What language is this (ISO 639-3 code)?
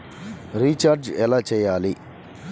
tel